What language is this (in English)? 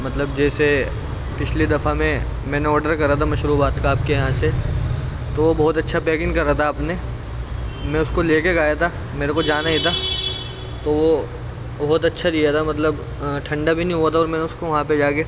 Urdu